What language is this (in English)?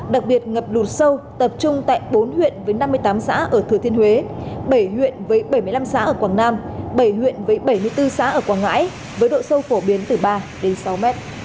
Vietnamese